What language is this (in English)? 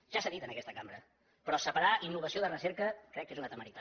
Catalan